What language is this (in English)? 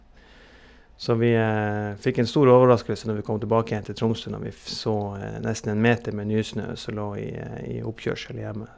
Norwegian